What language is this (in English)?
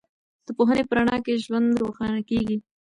Pashto